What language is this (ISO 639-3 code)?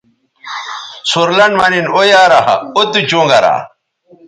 btv